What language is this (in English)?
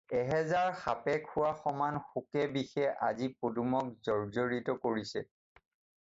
Assamese